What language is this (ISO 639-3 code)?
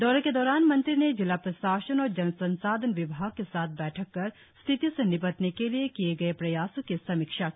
hin